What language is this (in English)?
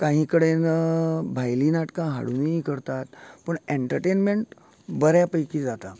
Konkani